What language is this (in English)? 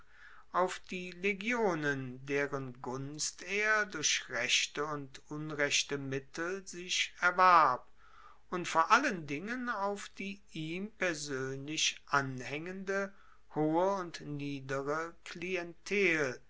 German